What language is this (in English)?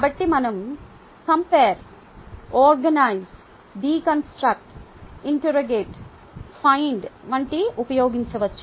Telugu